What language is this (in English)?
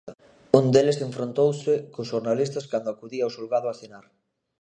Galician